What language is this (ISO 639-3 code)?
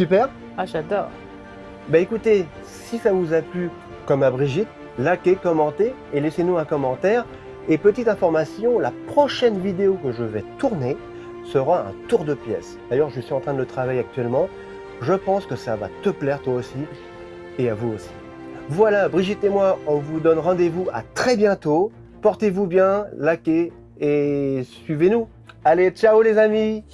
fra